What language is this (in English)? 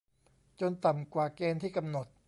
Thai